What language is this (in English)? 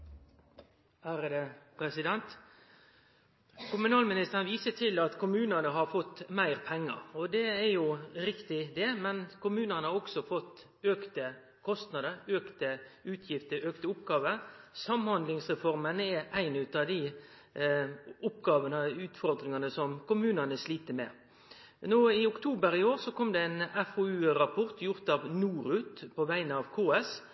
Norwegian